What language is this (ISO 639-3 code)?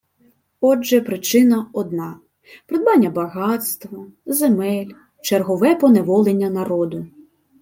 ukr